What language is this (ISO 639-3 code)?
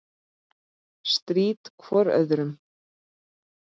isl